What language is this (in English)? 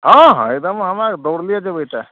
Maithili